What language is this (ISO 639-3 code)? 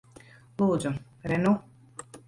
lav